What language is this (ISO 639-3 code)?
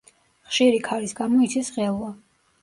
kat